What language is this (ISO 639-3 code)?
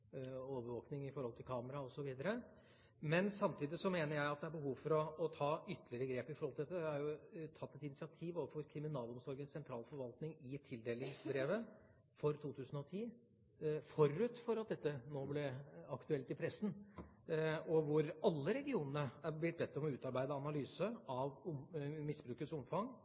nob